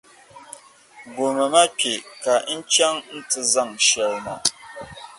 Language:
Dagbani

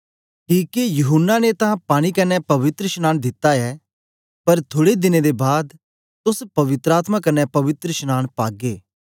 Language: Dogri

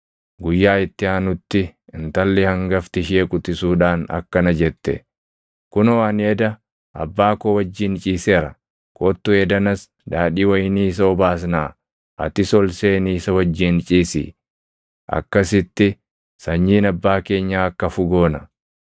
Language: Oromo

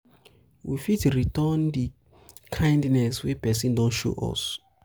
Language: Nigerian Pidgin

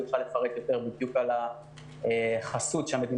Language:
Hebrew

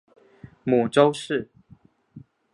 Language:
Chinese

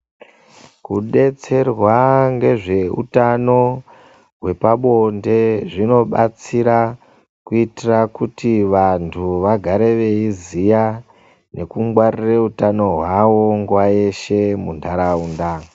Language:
Ndau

